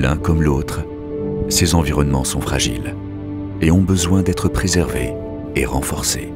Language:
French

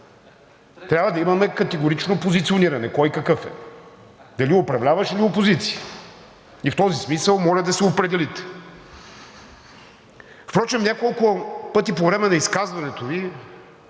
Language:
Bulgarian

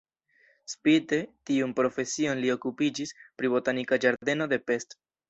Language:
Esperanto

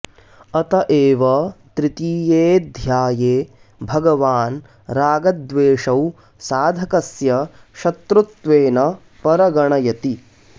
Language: Sanskrit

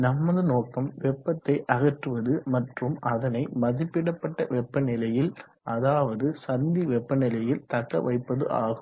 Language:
Tamil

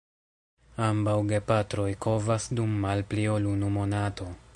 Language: Esperanto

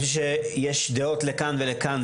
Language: Hebrew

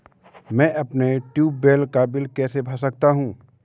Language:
Hindi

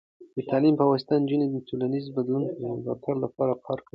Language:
Pashto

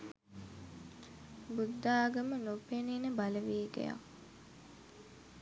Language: Sinhala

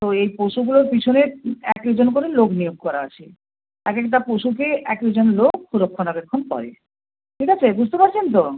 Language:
Bangla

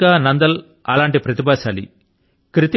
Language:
Telugu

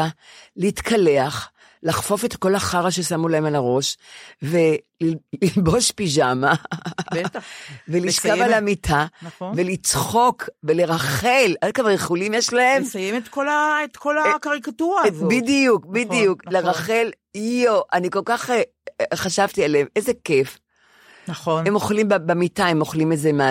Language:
Hebrew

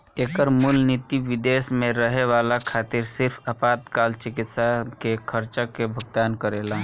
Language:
Bhojpuri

